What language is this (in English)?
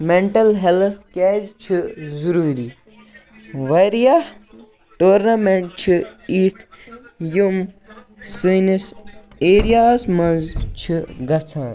Kashmiri